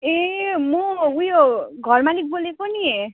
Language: Nepali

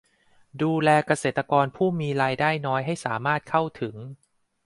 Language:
Thai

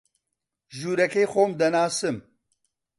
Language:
Central Kurdish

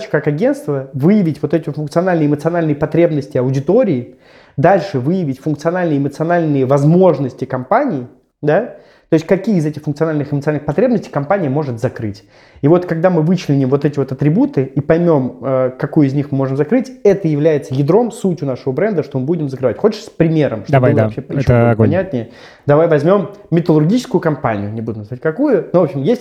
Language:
Russian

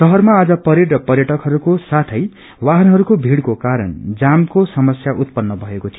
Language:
Nepali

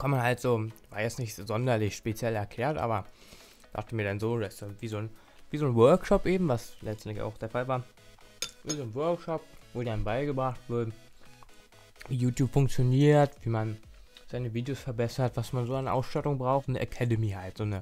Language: German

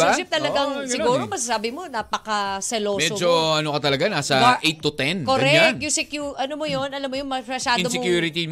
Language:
Filipino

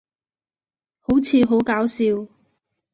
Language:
Cantonese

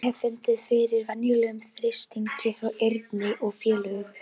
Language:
Icelandic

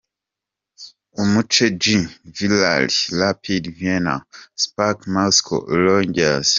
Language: Kinyarwanda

